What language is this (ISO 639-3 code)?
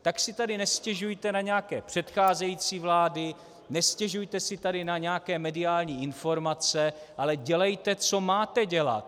ces